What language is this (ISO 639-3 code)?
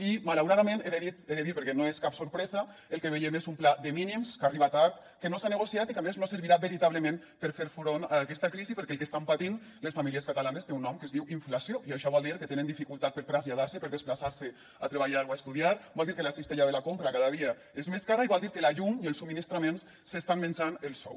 cat